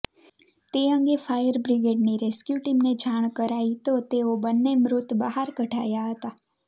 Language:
Gujarati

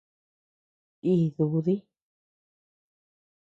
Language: Tepeuxila Cuicatec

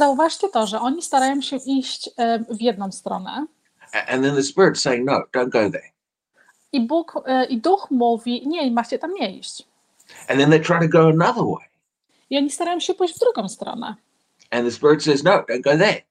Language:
Polish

